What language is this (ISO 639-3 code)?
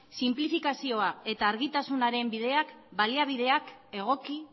eus